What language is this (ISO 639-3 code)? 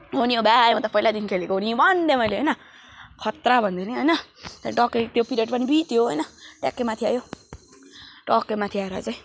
nep